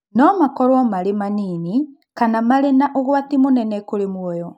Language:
Kikuyu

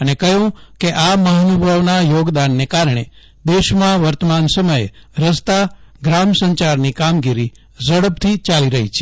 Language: Gujarati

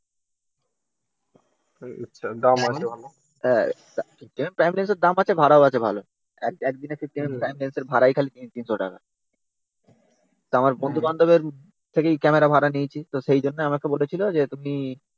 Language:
Bangla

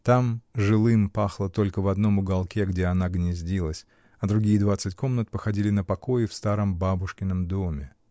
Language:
Russian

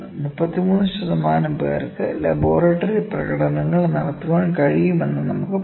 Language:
Malayalam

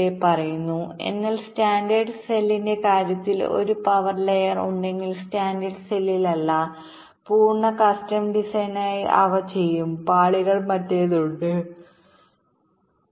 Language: Malayalam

